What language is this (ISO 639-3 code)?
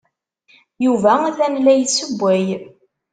kab